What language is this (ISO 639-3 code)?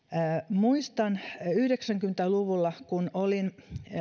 fin